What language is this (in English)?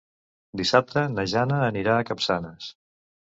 Catalan